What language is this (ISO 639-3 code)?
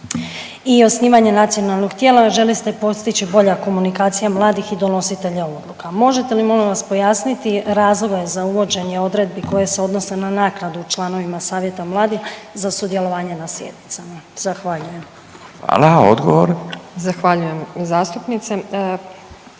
hrv